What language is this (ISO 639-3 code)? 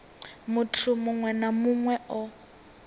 ven